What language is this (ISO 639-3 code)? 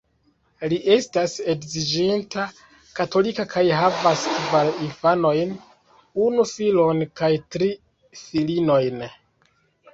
epo